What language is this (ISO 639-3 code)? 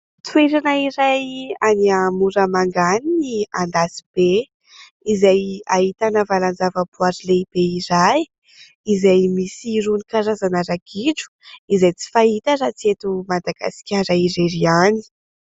mlg